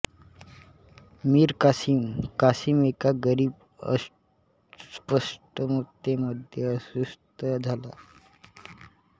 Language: Marathi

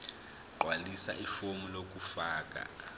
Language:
Zulu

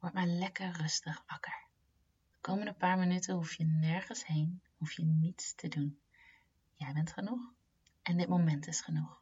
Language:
Dutch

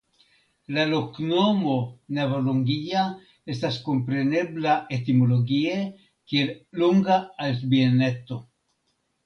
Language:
Esperanto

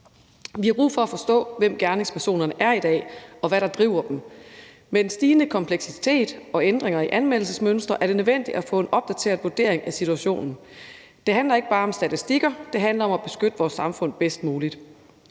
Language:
Danish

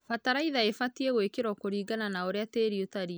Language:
Kikuyu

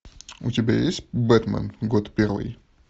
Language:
Russian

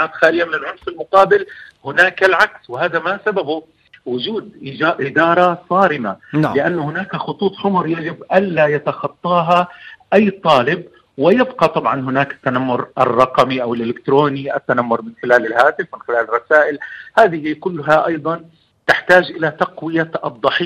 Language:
Arabic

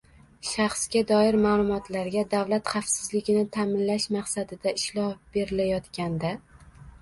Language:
Uzbek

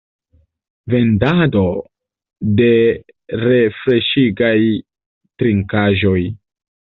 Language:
Esperanto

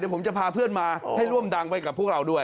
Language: Thai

